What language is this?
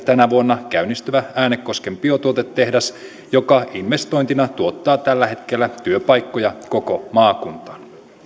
Finnish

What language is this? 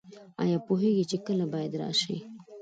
Pashto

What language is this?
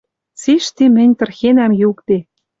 Western Mari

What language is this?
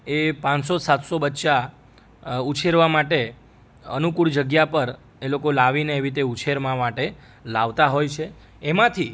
Gujarati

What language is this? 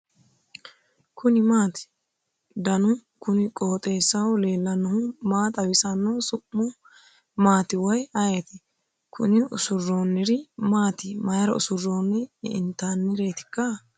Sidamo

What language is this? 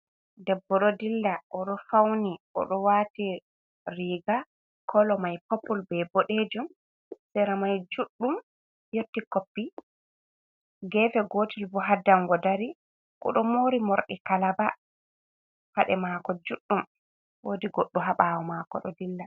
Fula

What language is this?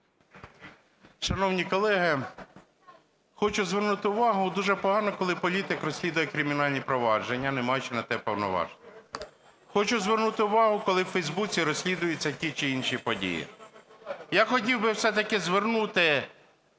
Ukrainian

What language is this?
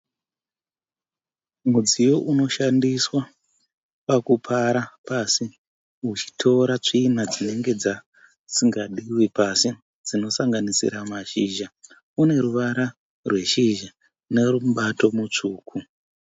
Shona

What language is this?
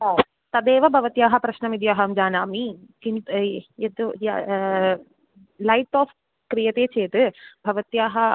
Sanskrit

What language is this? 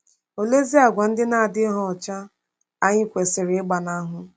Igbo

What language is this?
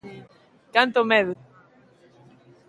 Galician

